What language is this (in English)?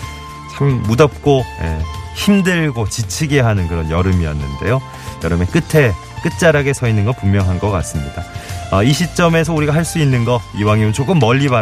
Korean